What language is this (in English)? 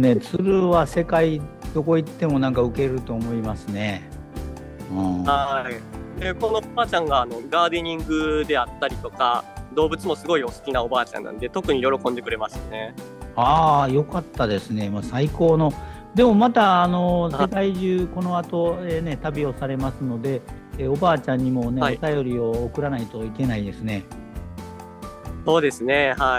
Japanese